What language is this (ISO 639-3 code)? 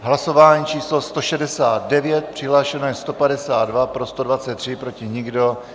ces